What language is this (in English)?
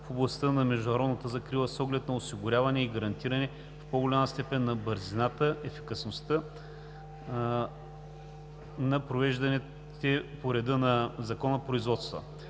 Bulgarian